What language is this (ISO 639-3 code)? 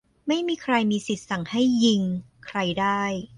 tha